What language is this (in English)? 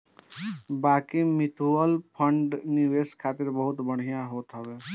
Bhojpuri